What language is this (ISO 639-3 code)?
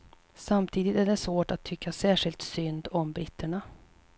swe